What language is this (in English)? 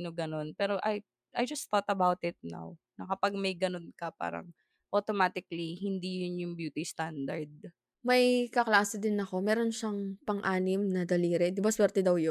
Filipino